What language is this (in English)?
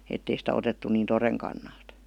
Finnish